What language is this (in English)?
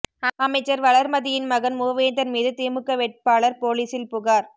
Tamil